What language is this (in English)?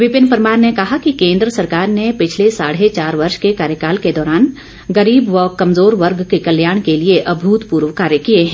Hindi